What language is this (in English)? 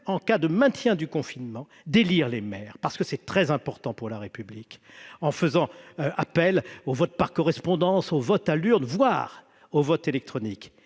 French